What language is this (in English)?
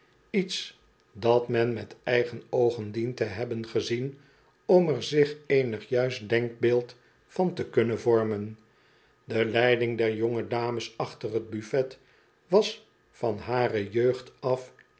Dutch